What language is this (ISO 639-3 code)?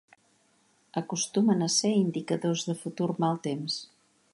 cat